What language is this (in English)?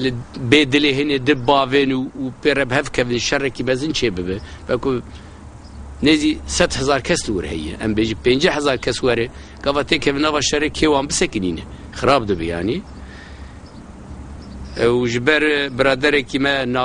Turkish